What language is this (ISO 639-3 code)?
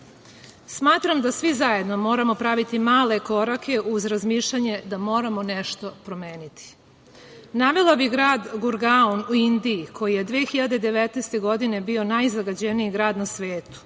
srp